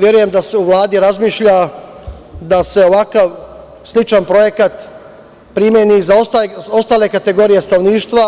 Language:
Serbian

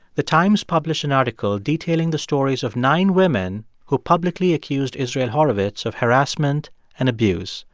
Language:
English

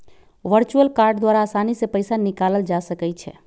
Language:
Magahi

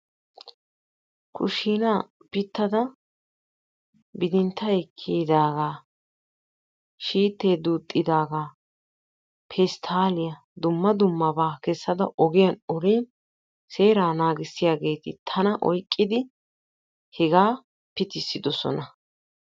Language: Wolaytta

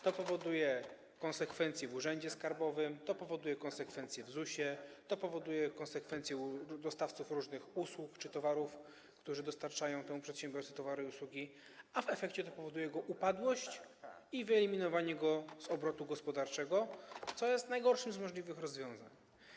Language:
Polish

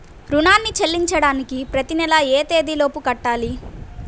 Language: Telugu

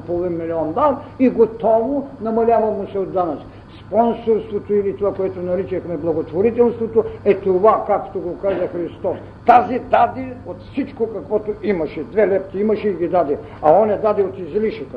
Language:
Bulgarian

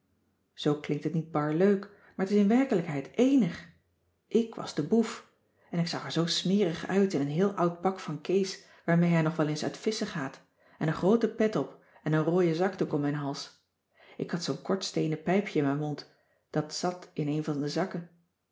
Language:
Dutch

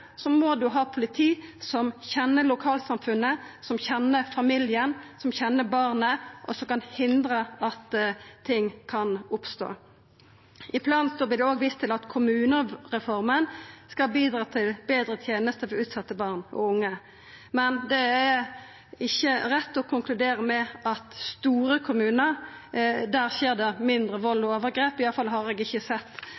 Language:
Norwegian Nynorsk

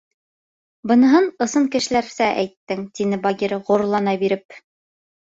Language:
Bashkir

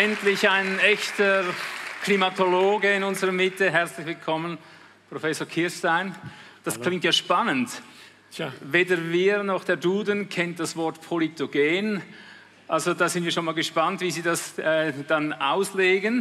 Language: German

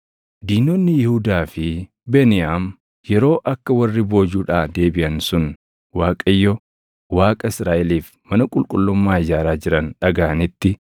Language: Oromo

